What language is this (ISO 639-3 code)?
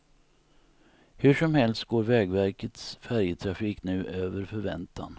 swe